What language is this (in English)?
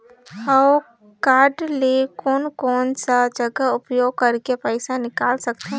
Chhattisgarhi